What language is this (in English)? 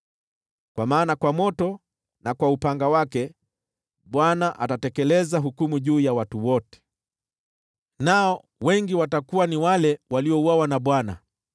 Swahili